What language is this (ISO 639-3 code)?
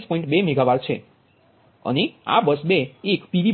guj